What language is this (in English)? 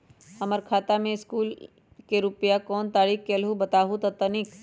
Magahi